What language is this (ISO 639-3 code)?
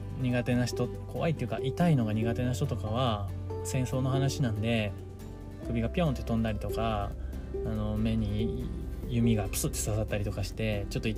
jpn